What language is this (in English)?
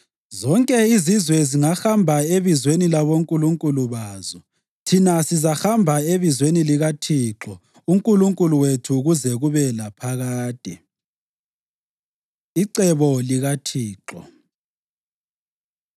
North Ndebele